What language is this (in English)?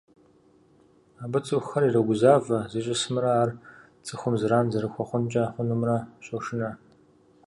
Kabardian